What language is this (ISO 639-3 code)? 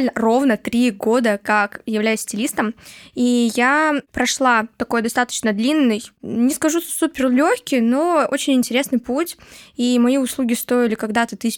rus